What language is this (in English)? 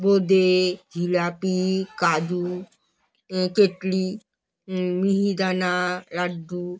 Bangla